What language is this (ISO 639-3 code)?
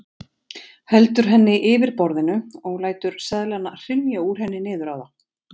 isl